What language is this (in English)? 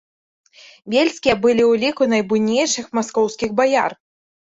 Belarusian